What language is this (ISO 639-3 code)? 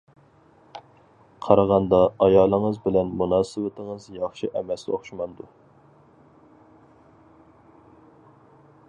uig